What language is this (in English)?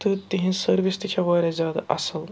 Kashmiri